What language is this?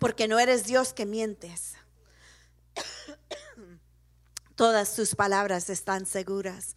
Spanish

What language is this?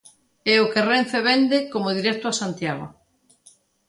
Galician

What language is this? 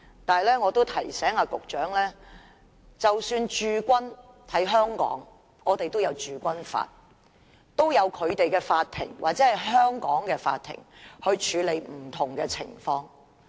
Cantonese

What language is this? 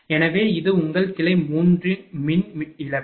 Tamil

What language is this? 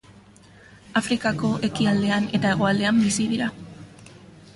Basque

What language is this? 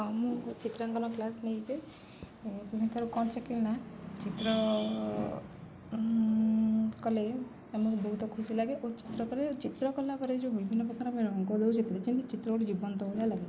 Odia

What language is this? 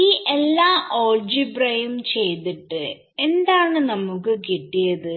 Malayalam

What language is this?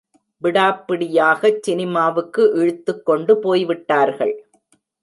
Tamil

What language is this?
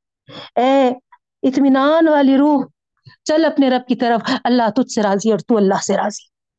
Urdu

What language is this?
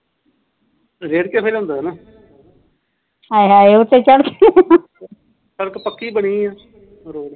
Punjabi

